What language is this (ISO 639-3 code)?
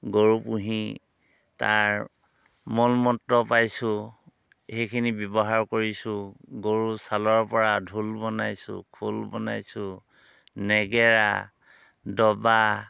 asm